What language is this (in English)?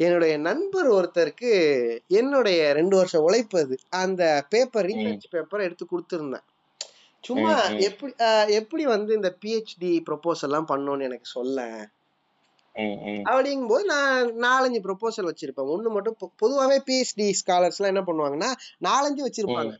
Tamil